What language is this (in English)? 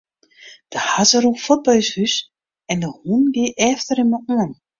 Western Frisian